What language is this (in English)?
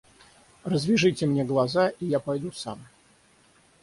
Russian